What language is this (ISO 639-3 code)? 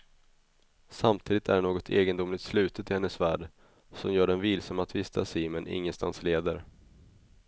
swe